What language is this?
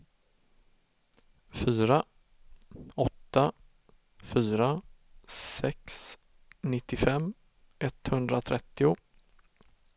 Swedish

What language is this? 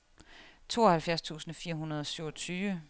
Danish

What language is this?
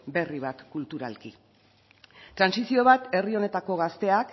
Basque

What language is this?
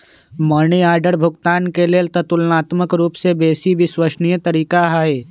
Magahi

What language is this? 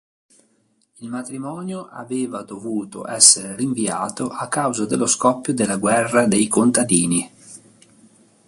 Italian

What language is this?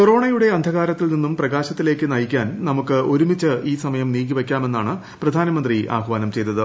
Malayalam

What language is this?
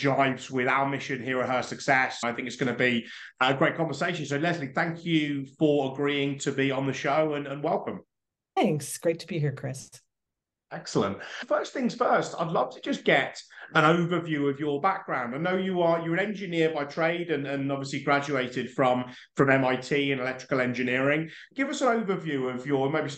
English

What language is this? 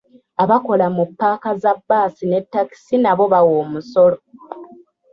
Ganda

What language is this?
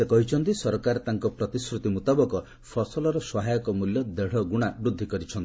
Odia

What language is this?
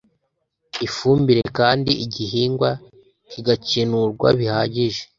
Kinyarwanda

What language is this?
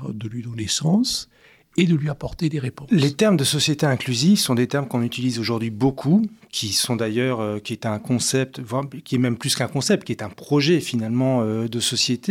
French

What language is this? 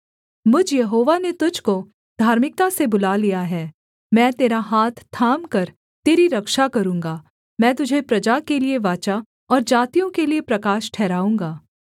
Hindi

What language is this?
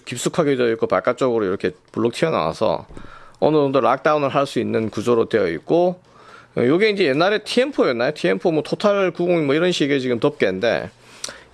Korean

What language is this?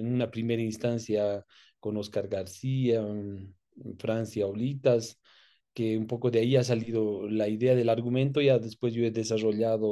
Spanish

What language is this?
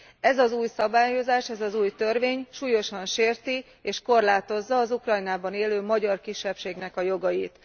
Hungarian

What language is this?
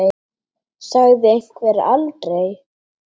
Icelandic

